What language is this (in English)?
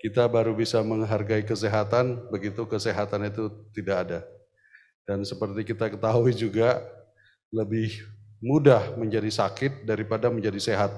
Indonesian